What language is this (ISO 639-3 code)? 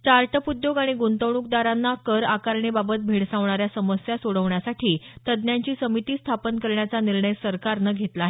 mar